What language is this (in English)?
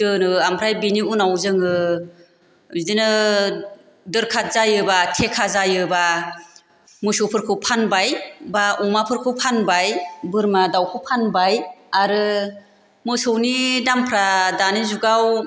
Bodo